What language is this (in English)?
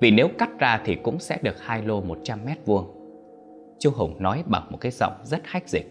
Vietnamese